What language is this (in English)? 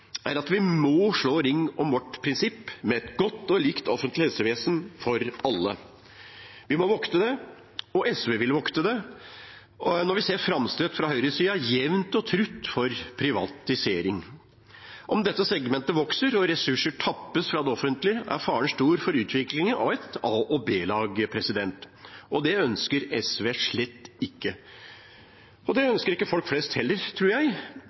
Norwegian Bokmål